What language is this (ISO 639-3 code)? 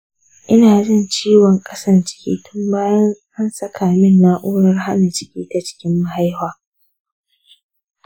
hau